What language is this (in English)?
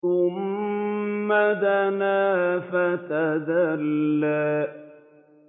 Arabic